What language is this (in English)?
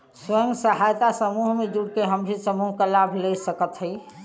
Bhojpuri